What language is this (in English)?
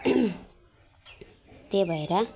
Nepali